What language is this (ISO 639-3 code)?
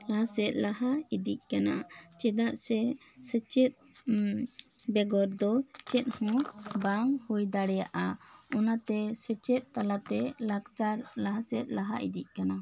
sat